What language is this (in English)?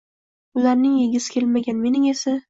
Uzbek